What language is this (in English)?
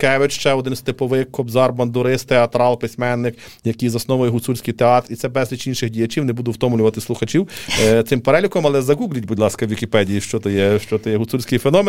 Ukrainian